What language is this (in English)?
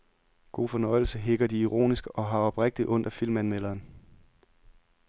Danish